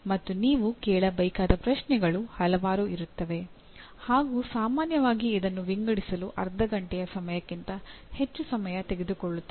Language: Kannada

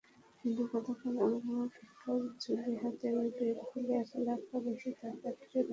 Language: Bangla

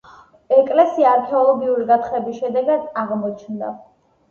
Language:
Georgian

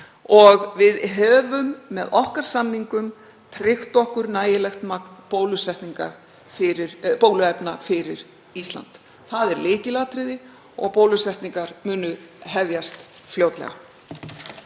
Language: Icelandic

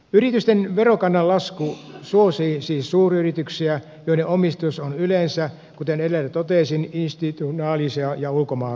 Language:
Finnish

